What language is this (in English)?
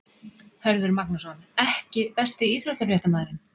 Icelandic